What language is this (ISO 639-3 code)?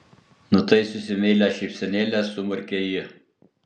lit